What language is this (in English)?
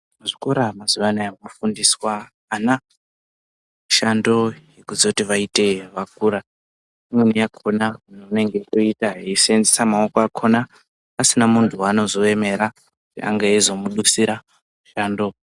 Ndau